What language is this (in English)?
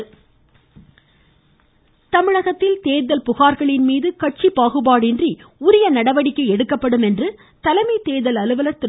Tamil